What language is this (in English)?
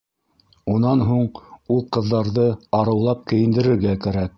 Bashkir